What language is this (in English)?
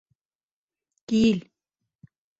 Bashkir